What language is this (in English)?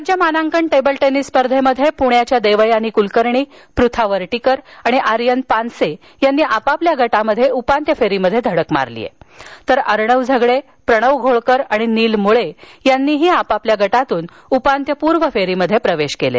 Marathi